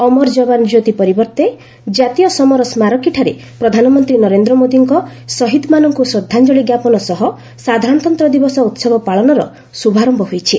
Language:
Odia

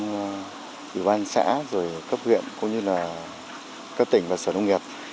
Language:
Vietnamese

